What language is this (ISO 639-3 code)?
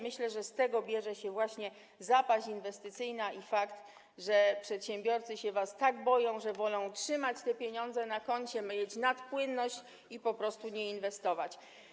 pol